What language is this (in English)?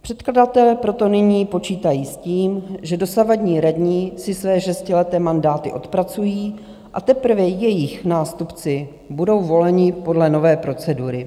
Czech